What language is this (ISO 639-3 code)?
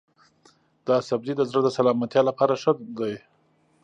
pus